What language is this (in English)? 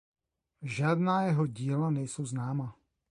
Czech